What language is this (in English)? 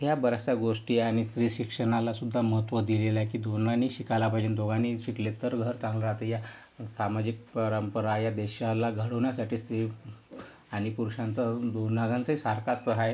Marathi